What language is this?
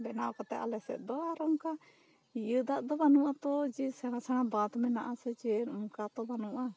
Santali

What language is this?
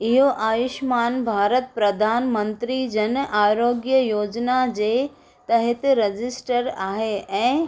Sindhi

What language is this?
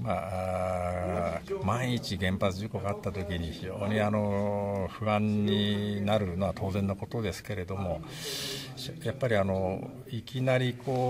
Japanese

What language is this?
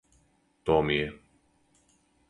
Serbian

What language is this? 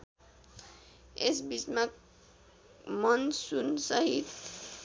Nepali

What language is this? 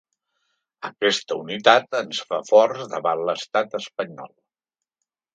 Catalan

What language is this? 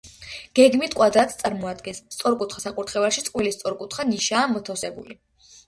Georgian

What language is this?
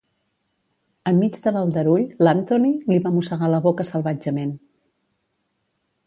Catalan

